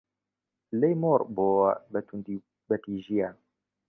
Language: Central Kurdish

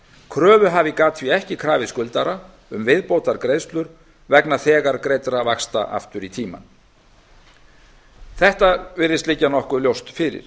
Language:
Icelandic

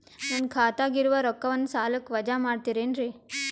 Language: Kannada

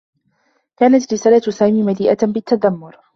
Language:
Arabic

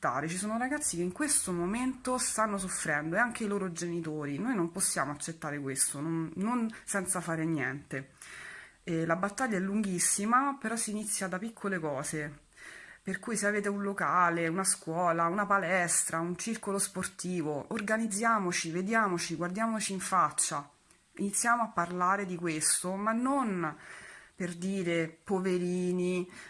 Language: Italian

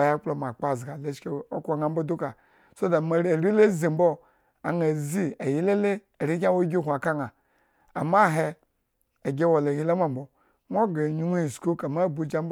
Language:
Eggon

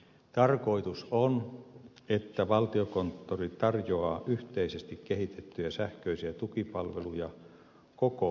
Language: Finnish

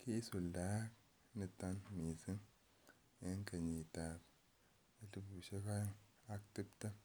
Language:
Kalenjin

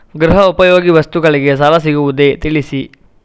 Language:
Kannada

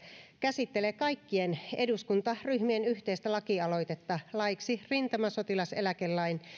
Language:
Finnish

